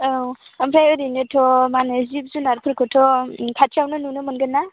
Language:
Bodo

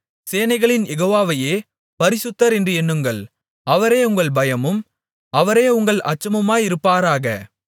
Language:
Tamil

